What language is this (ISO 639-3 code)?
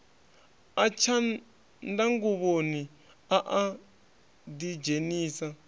ven